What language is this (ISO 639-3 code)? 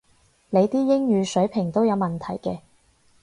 yue